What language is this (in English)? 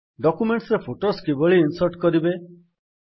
Odia